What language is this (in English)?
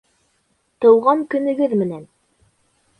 Bashkir